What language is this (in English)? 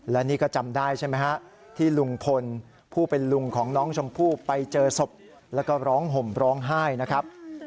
Thai